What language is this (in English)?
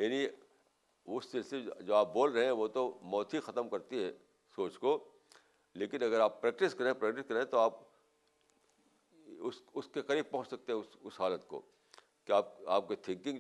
Urdu